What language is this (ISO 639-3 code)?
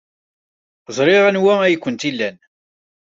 kab